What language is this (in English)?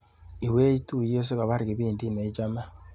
Kalenjin